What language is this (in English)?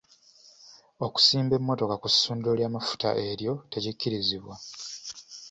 Ganda